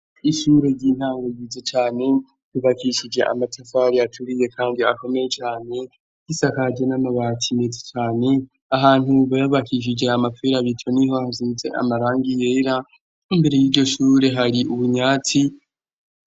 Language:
Rundi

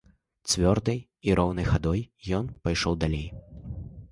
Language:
Belarusian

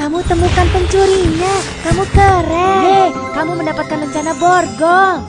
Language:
Indonesian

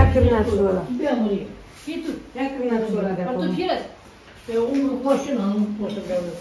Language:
Romanian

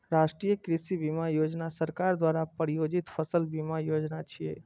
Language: Maithili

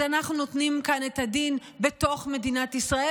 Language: Hebrew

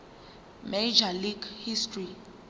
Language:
Zulu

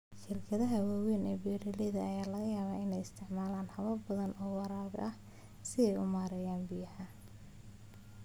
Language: Somali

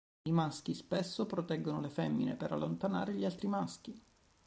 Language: Italian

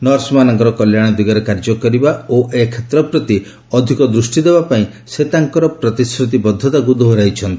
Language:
Odia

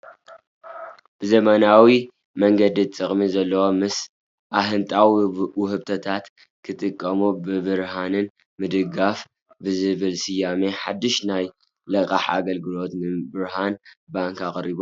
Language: Tigrinya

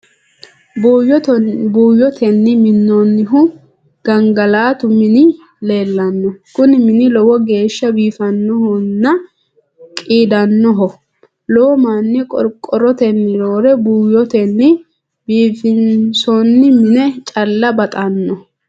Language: Sidamo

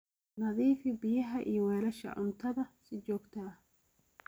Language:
Somali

